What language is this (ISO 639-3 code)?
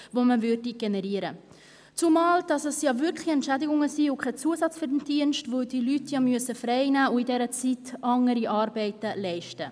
gsw